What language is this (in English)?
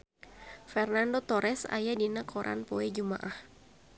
Sundanese